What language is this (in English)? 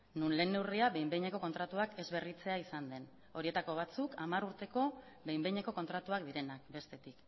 Basque